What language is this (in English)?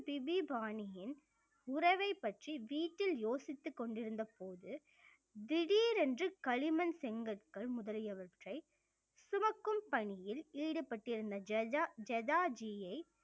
Tamil